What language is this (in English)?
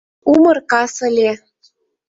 Mari